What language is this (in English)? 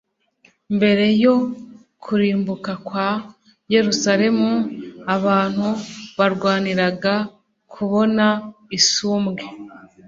Kinyarwanda